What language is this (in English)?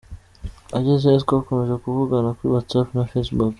Kinyarwanda